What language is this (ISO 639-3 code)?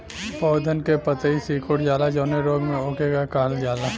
bho